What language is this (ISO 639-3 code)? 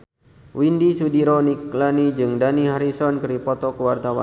sun